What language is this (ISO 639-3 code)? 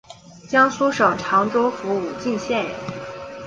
zho